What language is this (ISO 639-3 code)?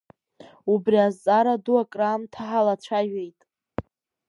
abk